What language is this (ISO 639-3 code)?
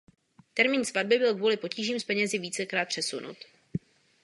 ces